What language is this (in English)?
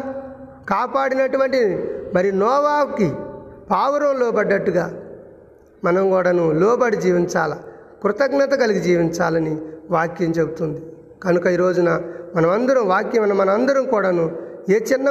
Telugu